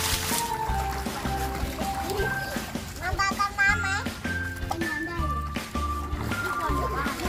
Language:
Thai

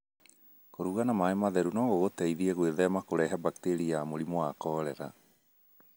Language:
Kikuyu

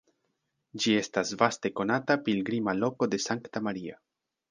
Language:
Esperanto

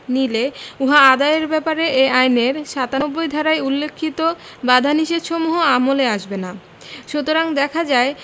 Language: Bangla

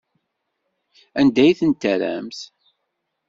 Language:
Kabyle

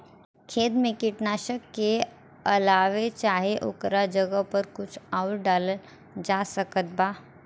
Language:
Bhojpuri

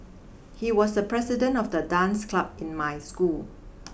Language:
English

